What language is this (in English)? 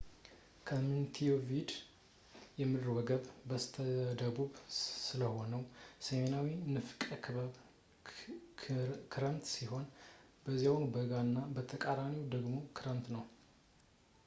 Amharic